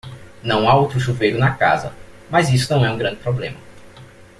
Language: Portuguese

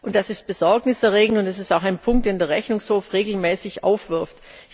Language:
German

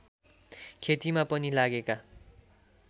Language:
Nepali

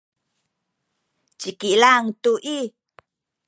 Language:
Sakizaya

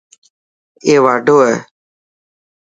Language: Dhatki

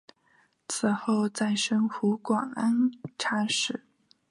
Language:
Chinese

